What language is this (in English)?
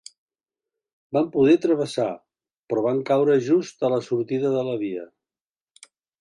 Catalan